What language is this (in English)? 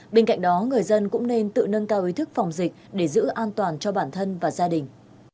Vietnamese